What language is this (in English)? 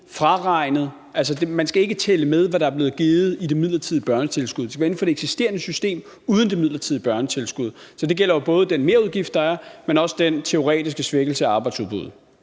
Danish